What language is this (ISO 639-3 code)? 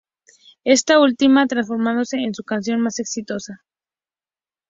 spa